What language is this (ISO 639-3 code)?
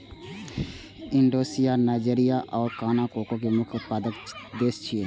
mai